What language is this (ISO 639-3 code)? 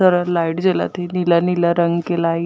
hne